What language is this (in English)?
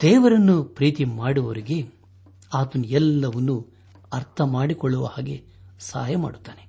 Kannada